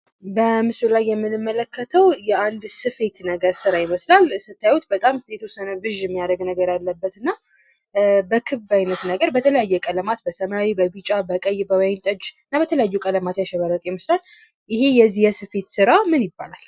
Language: Amharic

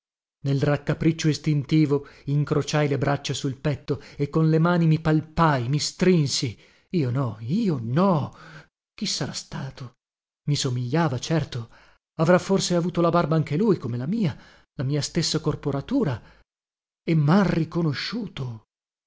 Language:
Italian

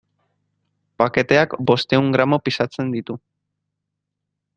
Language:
Basque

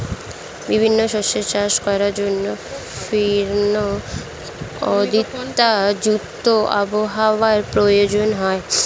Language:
Bangla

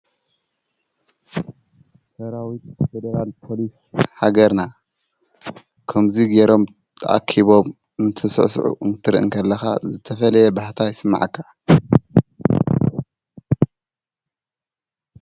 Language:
Tigrinya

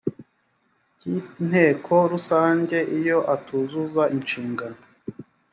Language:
Kinyarwanda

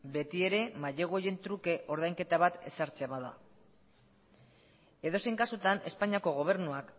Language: Basque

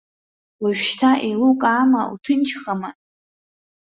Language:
Abkhazian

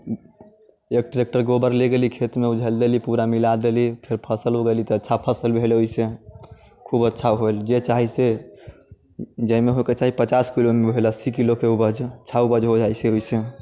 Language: Maithili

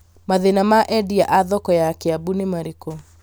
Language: Kikuyu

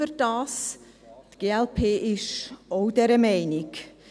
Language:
Swiss German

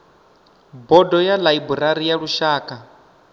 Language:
Venda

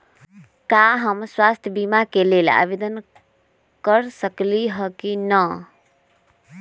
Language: Magahi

